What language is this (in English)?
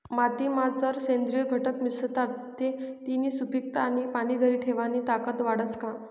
Marathi